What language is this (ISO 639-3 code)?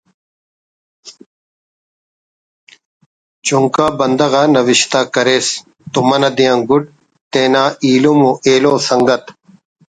brh